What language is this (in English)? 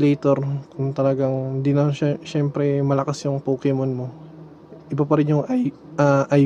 Filipino